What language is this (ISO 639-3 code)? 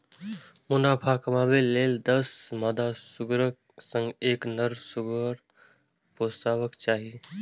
mai